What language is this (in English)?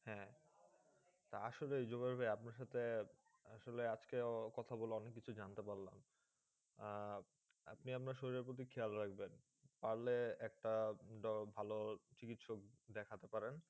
Bangla